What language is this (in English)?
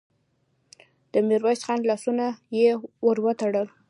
Pashto